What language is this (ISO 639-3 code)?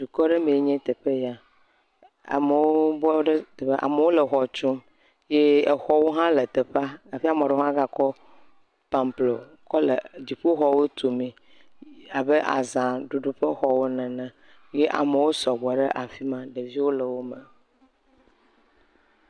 ewe